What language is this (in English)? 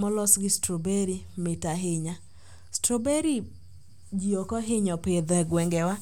Luo (Kenya and Tanzania)